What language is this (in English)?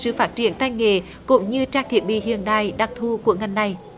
Vietnamese